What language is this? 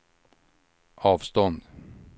Swedish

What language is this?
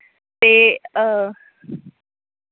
Dogri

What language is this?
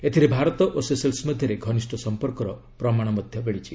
Odia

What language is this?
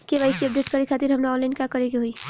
Bhojpuri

